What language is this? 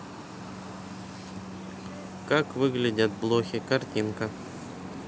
Russian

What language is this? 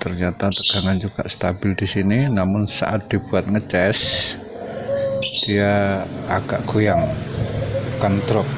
Indonesian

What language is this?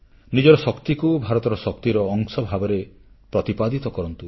Odia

